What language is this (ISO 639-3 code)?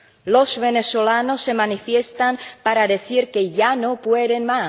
spa